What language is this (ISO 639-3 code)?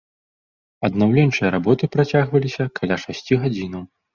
bel